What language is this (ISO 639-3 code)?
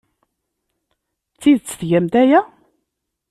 kab